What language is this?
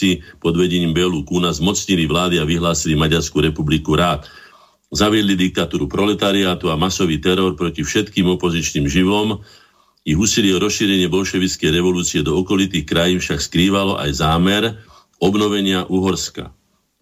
Slovak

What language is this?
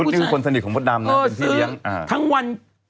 Thai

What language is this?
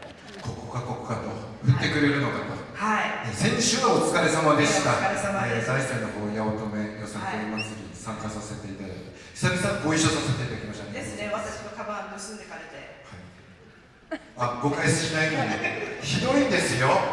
Japanese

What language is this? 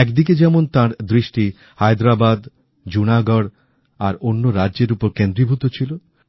Bangla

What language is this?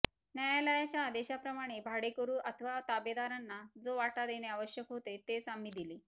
Marathi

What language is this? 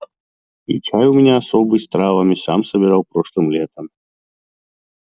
Russian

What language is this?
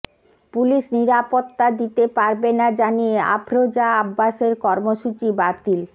Bangla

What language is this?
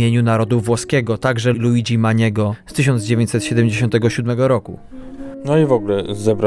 Polish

